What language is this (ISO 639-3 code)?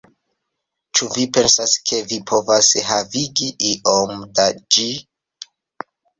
epo